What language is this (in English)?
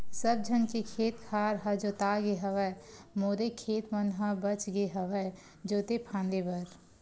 Chhattisgarhi